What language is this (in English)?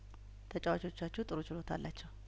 Amharic